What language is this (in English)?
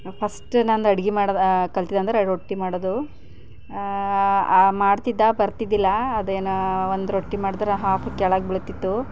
Kannada